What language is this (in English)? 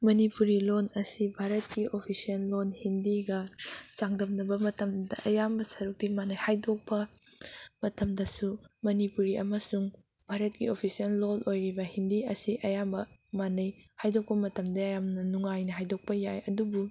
Manipuri